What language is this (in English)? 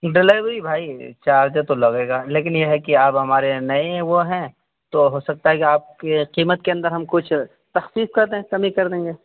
Urdu